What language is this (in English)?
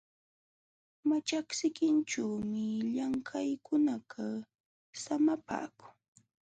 Jauja Wanca Quechua